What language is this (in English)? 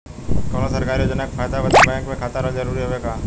Bhojpuri